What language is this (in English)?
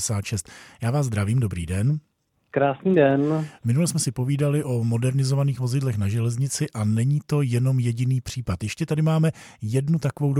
Czech